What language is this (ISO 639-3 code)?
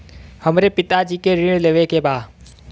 bho